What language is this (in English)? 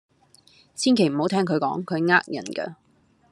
Cantonese